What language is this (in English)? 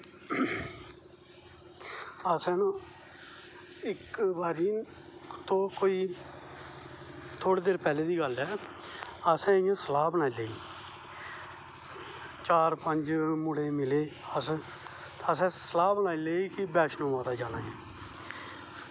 Dogri